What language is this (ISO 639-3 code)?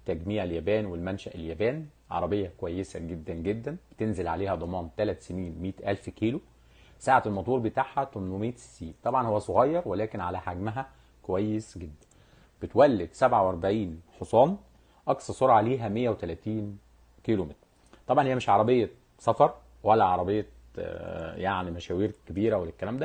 ara